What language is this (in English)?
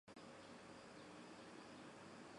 Chinese